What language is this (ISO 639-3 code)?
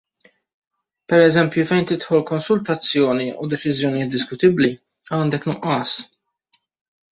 mlt